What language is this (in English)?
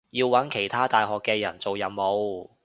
Cantonese